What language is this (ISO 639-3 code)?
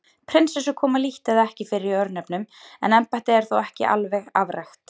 isl